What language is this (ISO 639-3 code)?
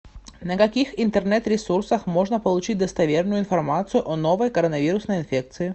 rus